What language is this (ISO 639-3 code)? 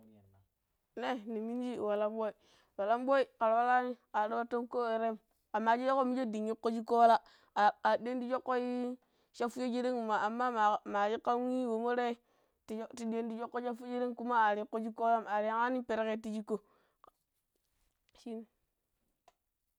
pip